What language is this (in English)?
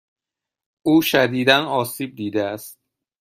Persian